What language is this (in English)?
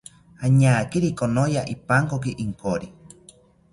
South Ucayali Ashéninka